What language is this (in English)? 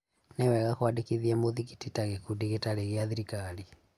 Kikuyu